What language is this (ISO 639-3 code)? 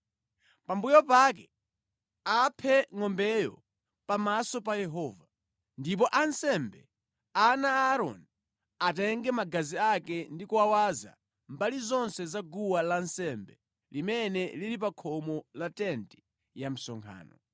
nya